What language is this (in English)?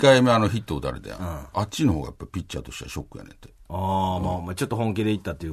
Japanese